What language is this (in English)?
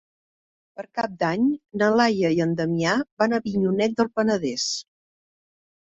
Catalan